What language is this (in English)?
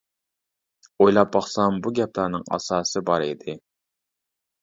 Uyghur